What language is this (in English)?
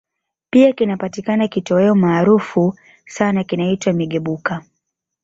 Swahili